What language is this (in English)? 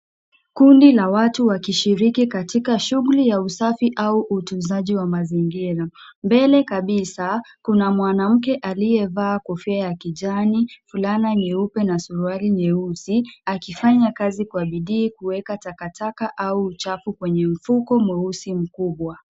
Swahili